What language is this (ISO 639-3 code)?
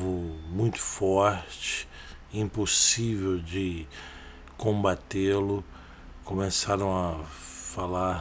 por